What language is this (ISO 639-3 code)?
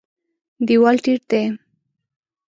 pus